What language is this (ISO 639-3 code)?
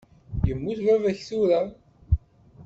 kab